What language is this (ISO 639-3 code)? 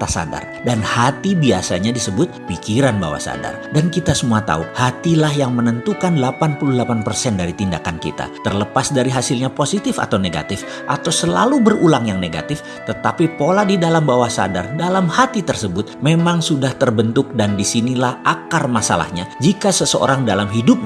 ind